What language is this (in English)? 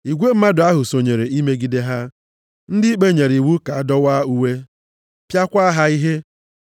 Igbo